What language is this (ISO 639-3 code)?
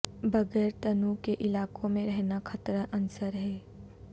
urd